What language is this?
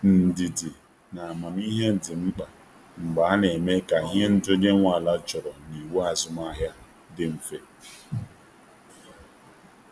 Igbo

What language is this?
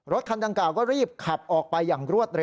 Thai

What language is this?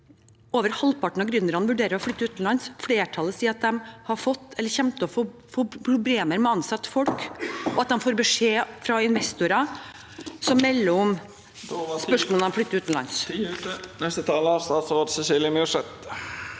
Norwegian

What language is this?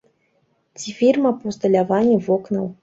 Belarusian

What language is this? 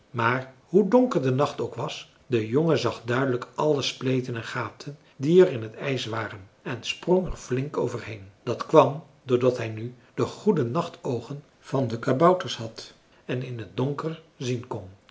Dutch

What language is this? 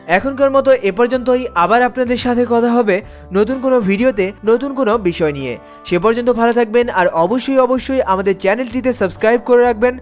Bangla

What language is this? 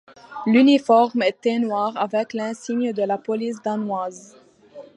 French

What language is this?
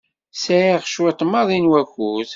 Kabyle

